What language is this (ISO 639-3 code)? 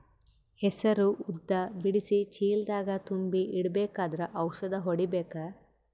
kan